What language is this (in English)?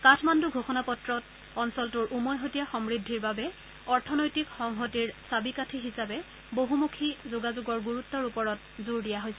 Assamese